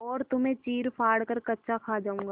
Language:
Hindi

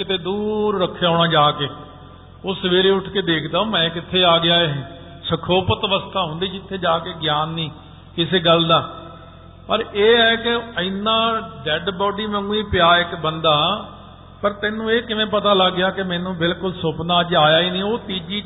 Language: Punjabi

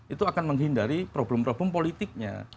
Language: Indonesian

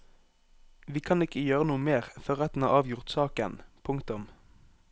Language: Norwegian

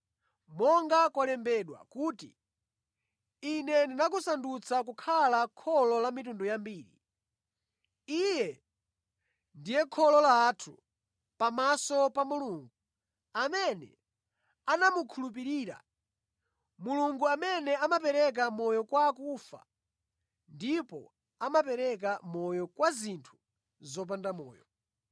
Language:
Nyanja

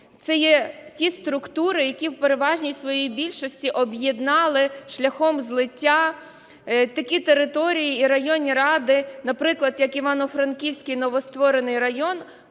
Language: Ukrainian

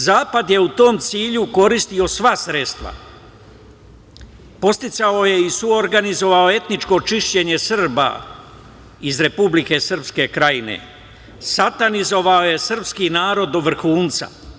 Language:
Serbian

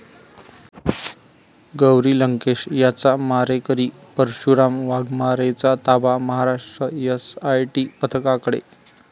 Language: Marathi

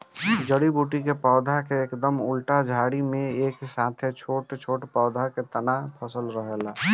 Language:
Bhojpuri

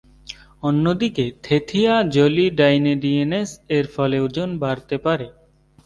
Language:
Bangla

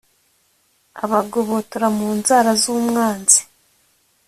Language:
Kinyarwanda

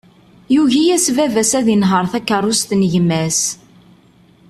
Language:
Kabyle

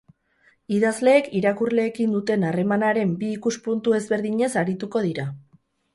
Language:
Basque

